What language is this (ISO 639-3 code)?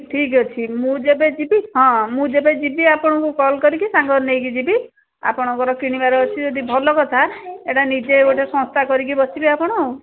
ori